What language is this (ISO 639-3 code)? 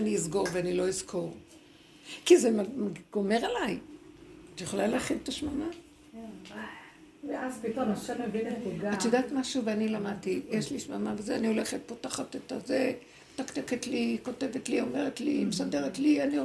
heb